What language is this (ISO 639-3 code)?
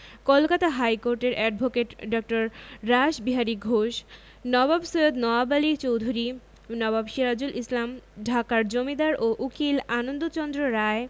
ben